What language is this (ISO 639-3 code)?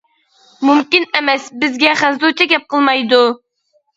uig